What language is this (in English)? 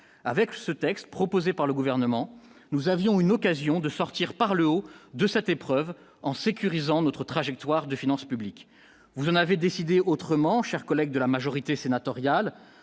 French